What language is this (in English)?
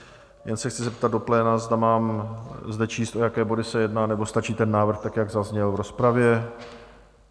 Czech